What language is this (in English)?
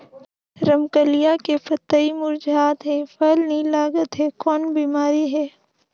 Chhattisgarhi